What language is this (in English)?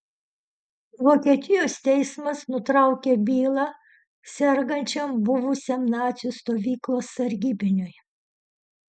Lithuanian